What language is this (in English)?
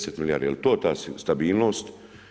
Croatian